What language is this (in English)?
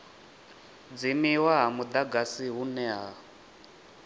Venda